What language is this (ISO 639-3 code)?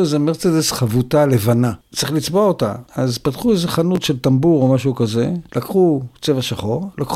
heb